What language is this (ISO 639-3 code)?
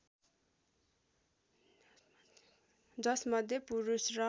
nep